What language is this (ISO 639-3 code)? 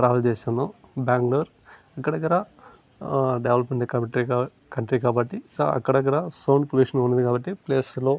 tel